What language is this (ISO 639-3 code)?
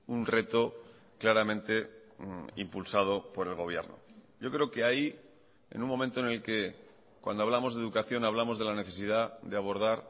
spa